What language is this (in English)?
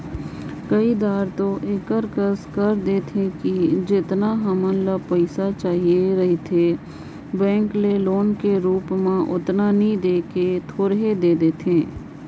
Chhattisgarhi